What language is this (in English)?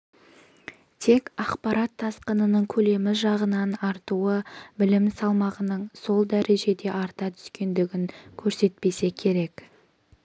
Kazakh